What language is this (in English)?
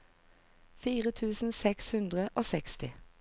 Norwegian